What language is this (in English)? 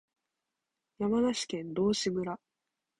Japanese